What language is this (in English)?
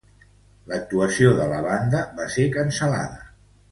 Catalan